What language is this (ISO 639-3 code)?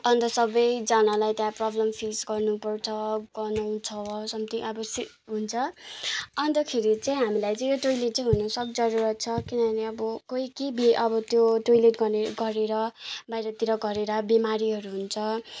nep